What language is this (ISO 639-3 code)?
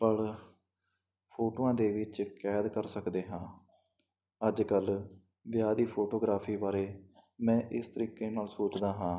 pan